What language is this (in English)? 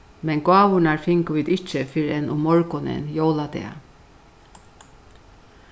Faroese